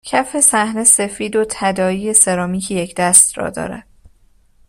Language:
Persian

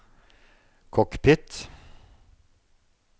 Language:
Norwegian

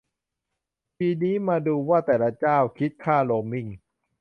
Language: Thai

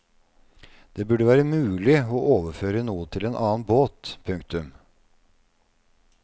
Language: Norwegian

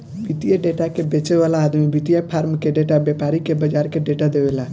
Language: Bhojpuri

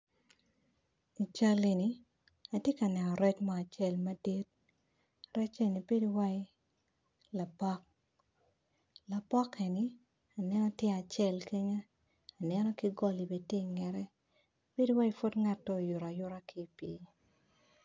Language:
Acoli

